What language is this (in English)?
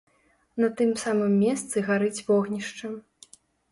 Belarusian